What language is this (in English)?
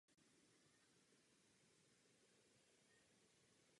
Czech